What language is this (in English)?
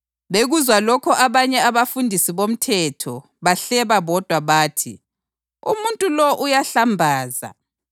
North Ndebele